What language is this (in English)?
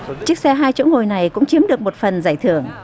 Vietnamese